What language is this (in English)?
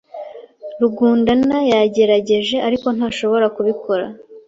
Kinyarwanda